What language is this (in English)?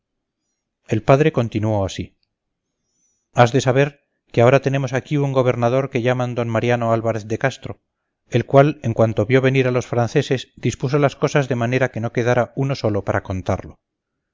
Spanish